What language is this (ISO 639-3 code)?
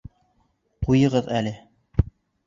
bak